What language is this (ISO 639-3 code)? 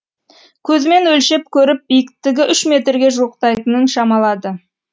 kaz